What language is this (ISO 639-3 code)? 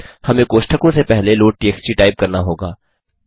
hin